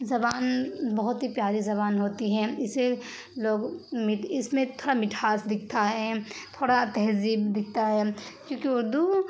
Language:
Urdu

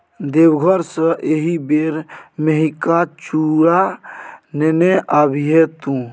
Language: Maithili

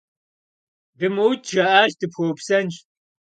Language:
Kabardian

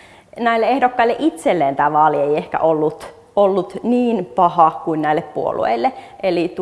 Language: Finnish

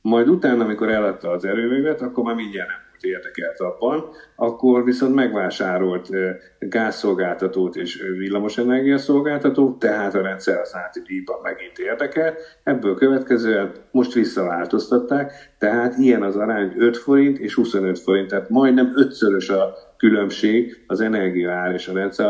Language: Hungarian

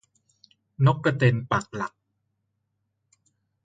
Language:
Thai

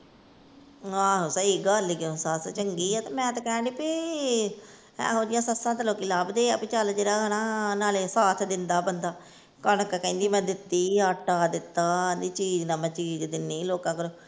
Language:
Punjabi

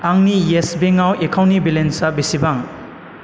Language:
Bodo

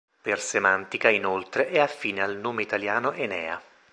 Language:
Italian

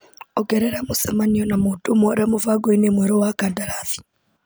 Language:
Kikuyu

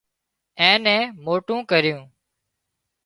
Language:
Wadiyara Koli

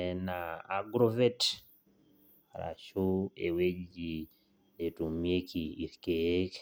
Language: Masai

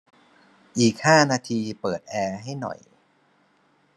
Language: Thai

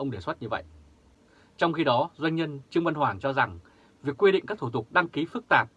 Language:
Vietnamese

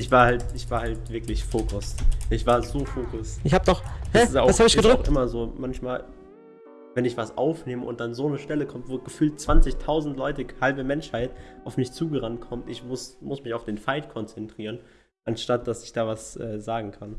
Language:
German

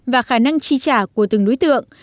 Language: Vietnamese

